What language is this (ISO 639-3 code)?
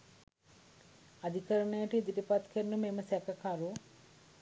sin